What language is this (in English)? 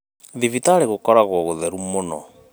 Kikuyu